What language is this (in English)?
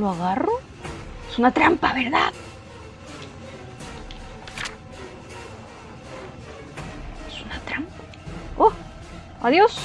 Spanish